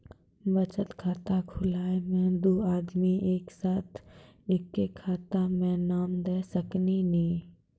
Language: Maithili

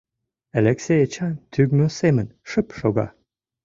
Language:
Mari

